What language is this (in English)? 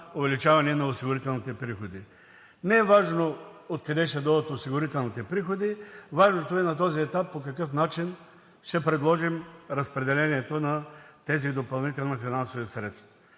Bulgarian